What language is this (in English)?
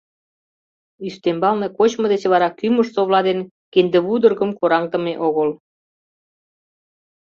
Mari